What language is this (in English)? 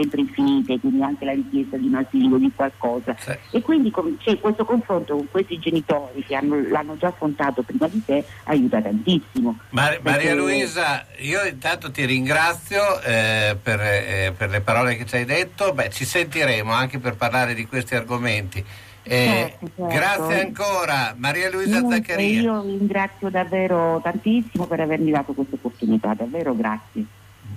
Italian